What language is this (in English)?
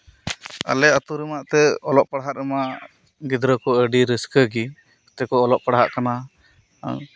Santali